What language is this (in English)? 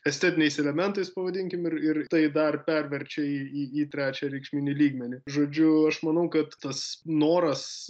Lithuanian